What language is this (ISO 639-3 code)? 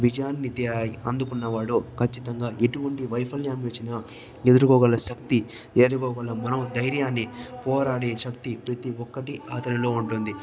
tel